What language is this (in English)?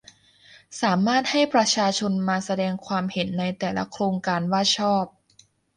Thai